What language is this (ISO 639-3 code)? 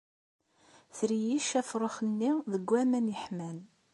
kab